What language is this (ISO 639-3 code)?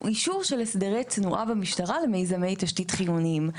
heb